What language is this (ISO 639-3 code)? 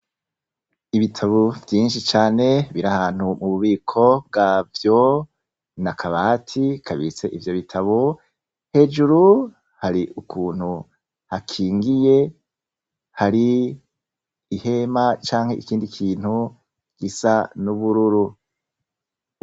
run